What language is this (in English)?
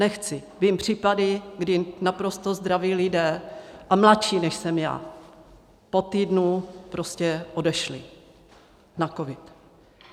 Czech